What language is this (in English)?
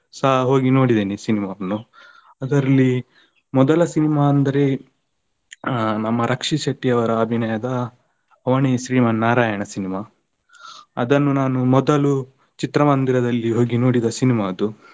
Kannada